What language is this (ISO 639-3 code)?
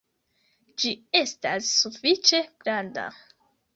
epo